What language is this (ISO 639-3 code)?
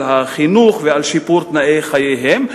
heb